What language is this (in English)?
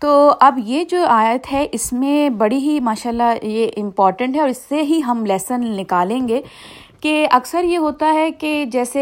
Urdu